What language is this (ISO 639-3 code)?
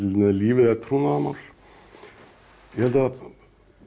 isl